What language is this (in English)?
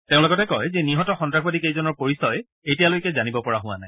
Assamese